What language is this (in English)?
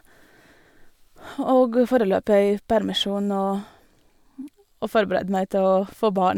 Norwegian